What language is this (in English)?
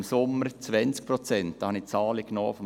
Swiss German